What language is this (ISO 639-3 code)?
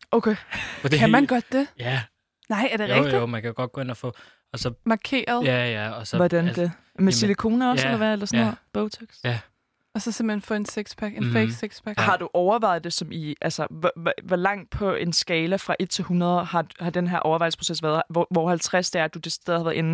dan